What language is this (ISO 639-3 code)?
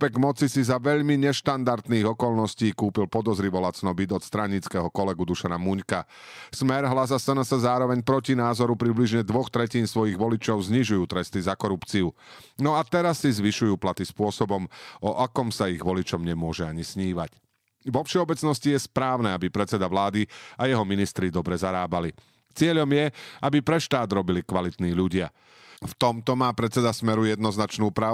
slk